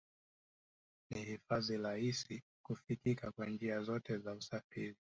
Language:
Swahili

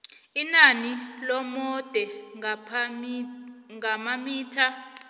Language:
South Ndebele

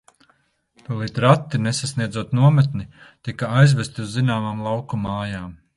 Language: Latvian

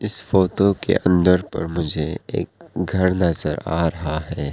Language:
Hindi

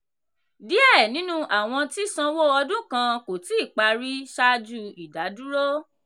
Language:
Yoruba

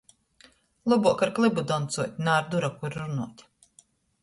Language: Latgalian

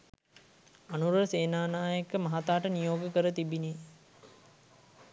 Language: Sinhala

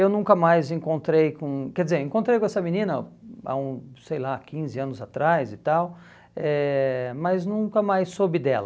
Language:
Portuguese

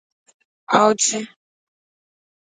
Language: Igbo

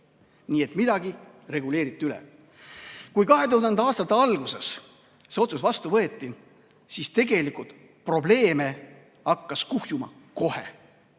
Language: Estonian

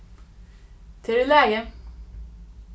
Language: Faroese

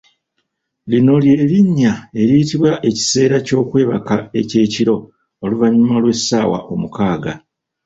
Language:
Ganda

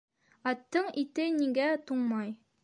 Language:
Bashkir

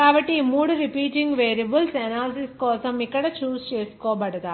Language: Telugu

